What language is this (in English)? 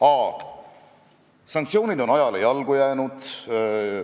Estonian